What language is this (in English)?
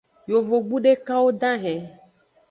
Aja (Benin)